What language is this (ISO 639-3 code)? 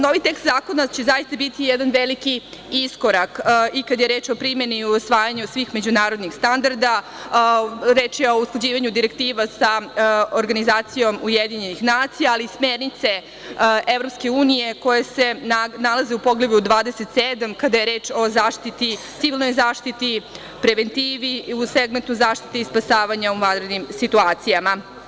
srp